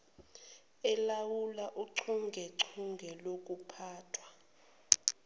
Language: Zulu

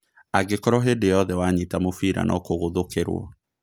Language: Kikuyu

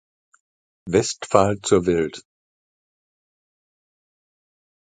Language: German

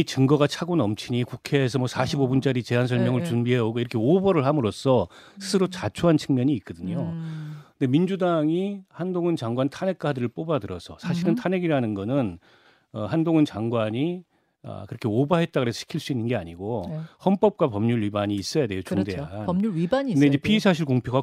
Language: Korean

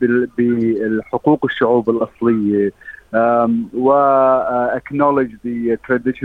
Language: Arabic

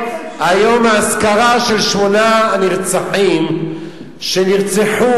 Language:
Hebrew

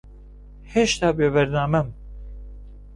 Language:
Central Kurdish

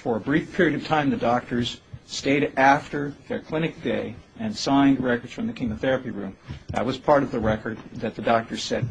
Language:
English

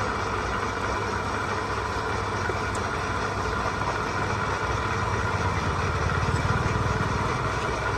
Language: Vietnamese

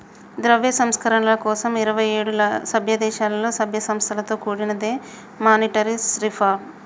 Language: Telugu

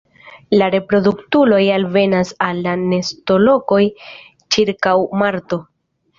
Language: Esperanto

